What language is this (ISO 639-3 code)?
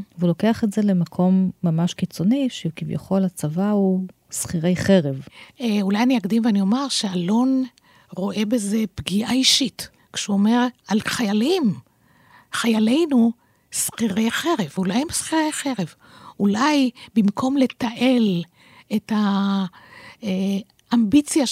heb